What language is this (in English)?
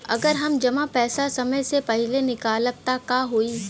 Bhojpuri